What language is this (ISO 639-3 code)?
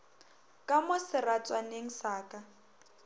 nso